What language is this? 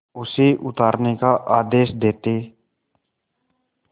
Hindi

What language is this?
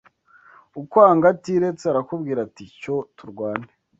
Kinyarwanda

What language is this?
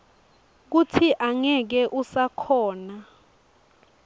Swati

